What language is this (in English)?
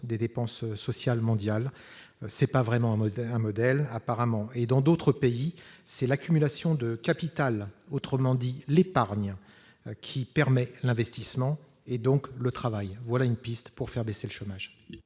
French